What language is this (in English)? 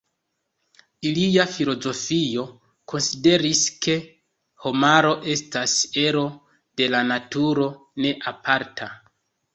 Esperanto